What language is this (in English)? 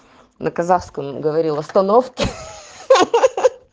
Russian